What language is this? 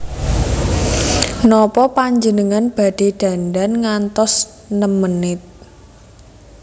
Javanese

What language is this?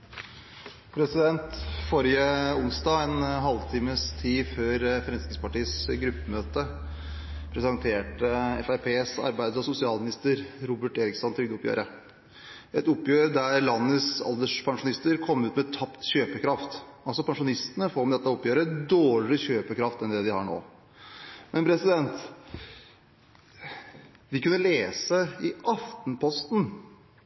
Norwegian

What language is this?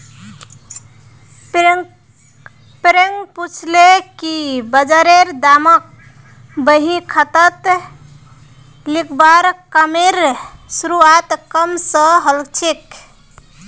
Magahi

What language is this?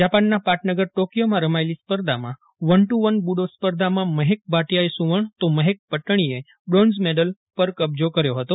Gujarati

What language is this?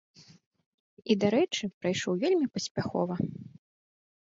Belarusian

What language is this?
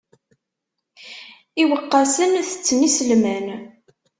Kabyle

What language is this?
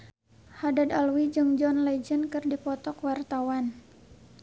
Sundanese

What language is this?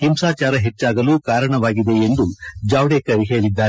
Kannada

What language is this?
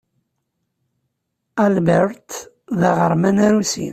Kabyle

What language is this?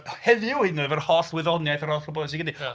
Welsh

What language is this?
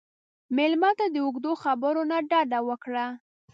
Pashto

